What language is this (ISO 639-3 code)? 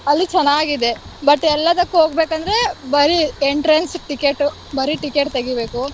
kan